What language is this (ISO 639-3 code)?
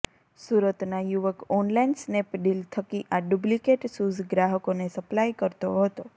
guj